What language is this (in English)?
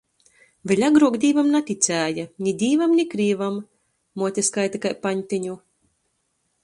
Latgalian